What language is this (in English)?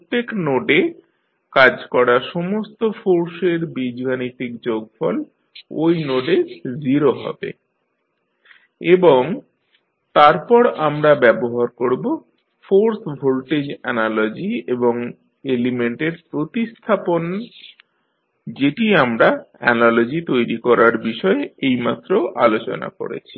Bangla